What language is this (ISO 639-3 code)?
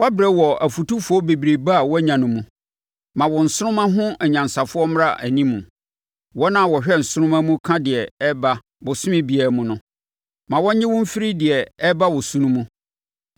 aka